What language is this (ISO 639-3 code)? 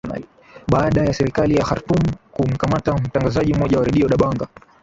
swa